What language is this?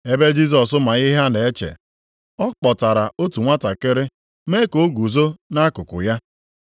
Igbo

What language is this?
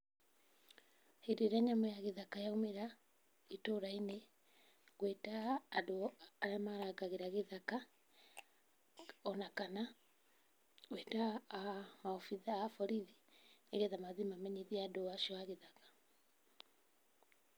Kikuyu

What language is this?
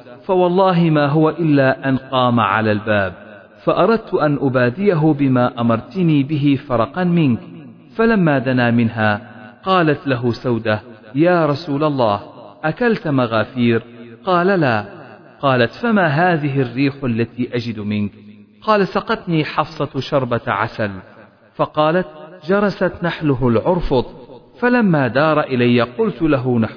Arabic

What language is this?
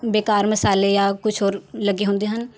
Punjabi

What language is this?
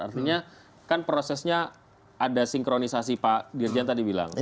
Indonesian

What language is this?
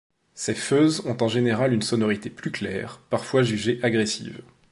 French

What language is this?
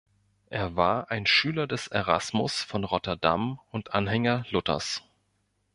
German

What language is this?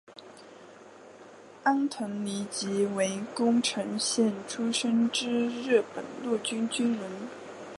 Chinese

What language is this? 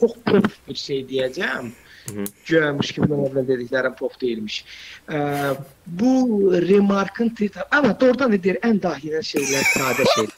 Turkish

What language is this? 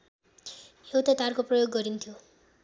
Nepali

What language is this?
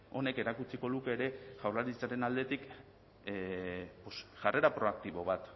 Basque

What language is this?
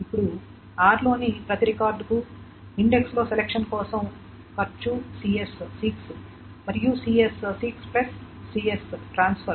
Telugu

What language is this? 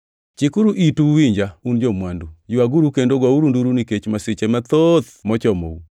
Luo (Kenya and Tanzania)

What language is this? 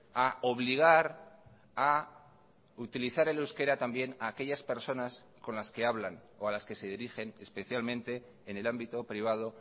Spanish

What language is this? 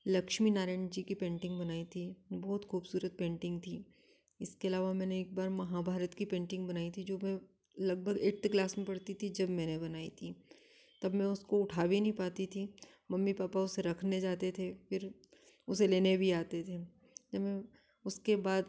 Hindi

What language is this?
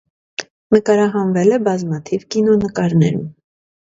Armenian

